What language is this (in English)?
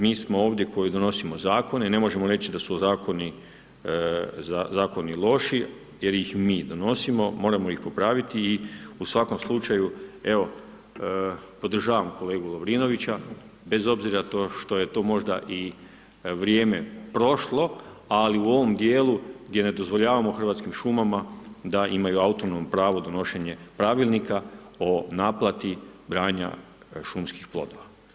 Croatian